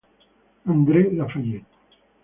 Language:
Italian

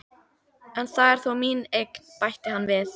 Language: Icelandic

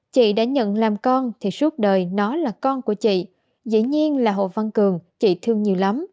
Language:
Vietnamese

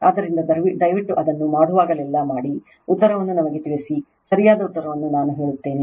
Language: Kannada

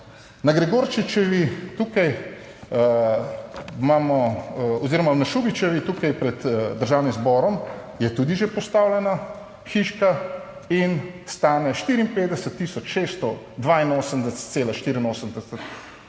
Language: Slovenian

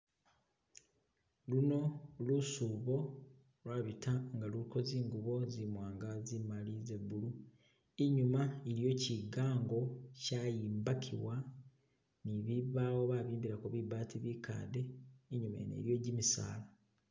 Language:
Masaaba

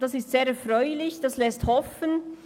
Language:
Swiss German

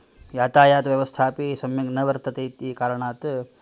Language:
Sanskrit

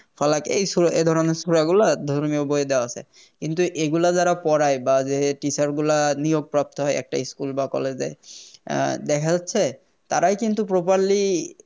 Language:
Bangla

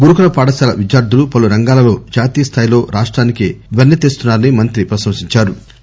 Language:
Telugu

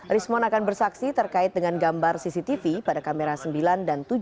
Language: Indonesian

